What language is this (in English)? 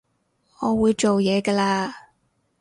Cantonese